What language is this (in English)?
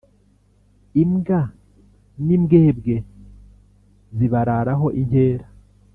Kinyarwanda